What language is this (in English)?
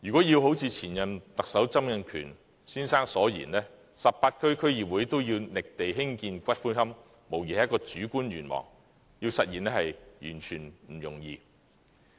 Cantonese